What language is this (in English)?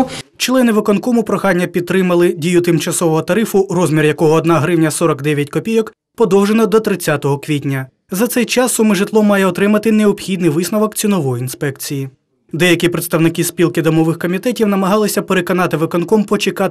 Ukrainian